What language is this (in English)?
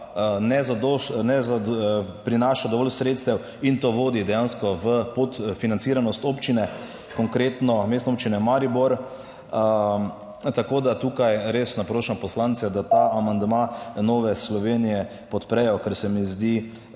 Slovenian